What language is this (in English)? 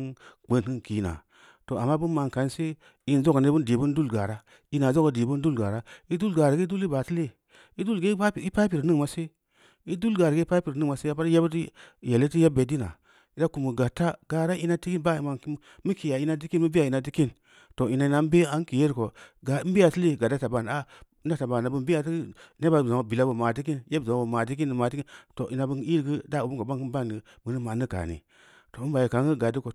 Samba Leko